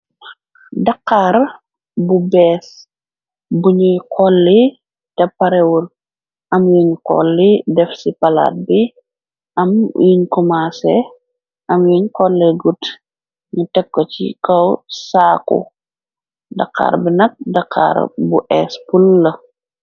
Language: Wolof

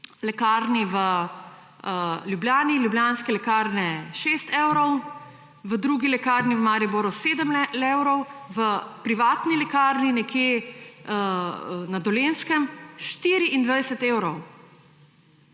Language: Slovenian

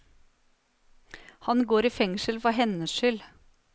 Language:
Norwegian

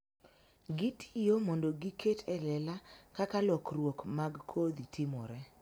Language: Luo (Kenya and Tanzania)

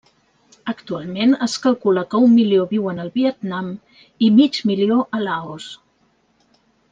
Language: Catalan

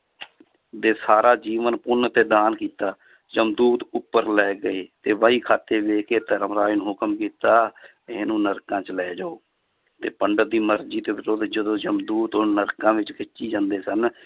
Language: Punjabi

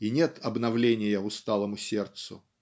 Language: Russian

